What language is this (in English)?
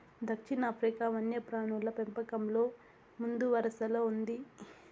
Telugu